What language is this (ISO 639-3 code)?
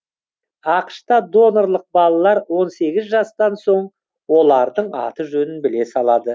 kaz